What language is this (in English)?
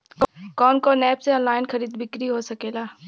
Bhojpuri